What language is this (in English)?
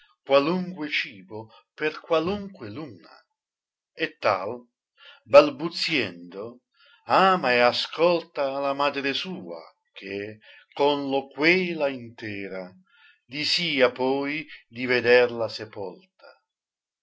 Italian